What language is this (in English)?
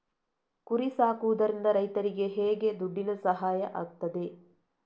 Kannada